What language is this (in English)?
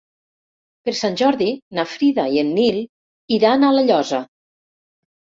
Catalan